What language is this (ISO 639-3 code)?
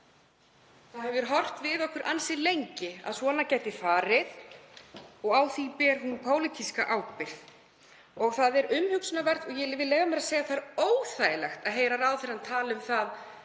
isl